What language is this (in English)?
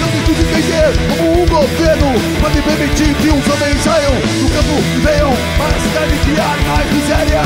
Portuguese